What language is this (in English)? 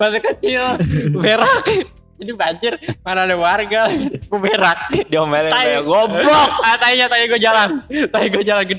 Indonesian